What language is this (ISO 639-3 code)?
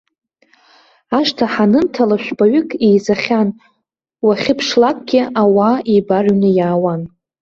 abk